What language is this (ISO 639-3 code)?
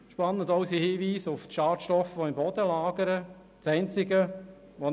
gsw